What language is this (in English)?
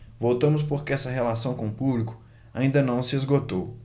Portuguese